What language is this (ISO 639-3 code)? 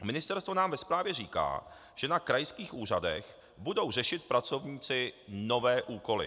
ces